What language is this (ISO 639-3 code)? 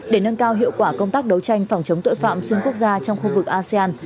vie